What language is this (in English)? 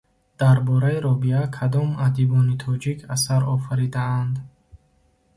Tajik